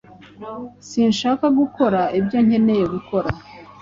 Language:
Kinyarwanda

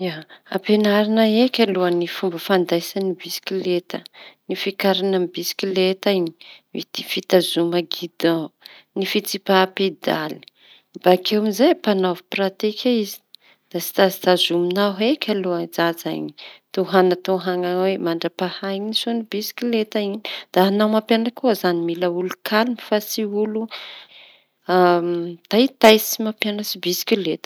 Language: Tanosy Malagasy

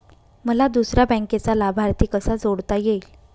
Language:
Marathi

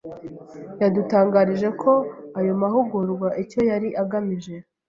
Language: Kinyarwanda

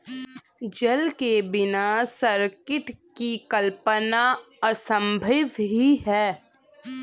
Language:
Hindi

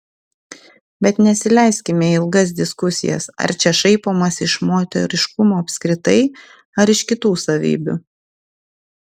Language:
Lithuanian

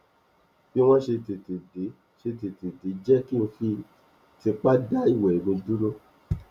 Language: Yoruba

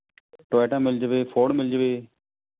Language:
Punjabi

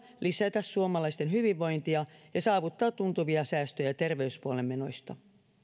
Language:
Finnish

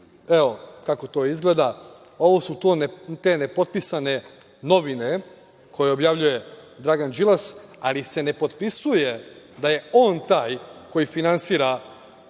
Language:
Serbian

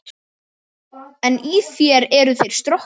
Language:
Icelandic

